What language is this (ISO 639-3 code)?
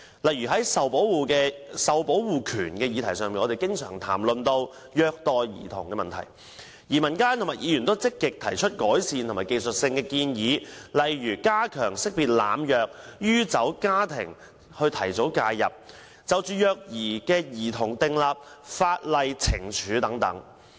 yue